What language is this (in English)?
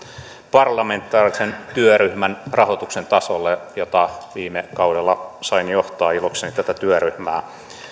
Finnish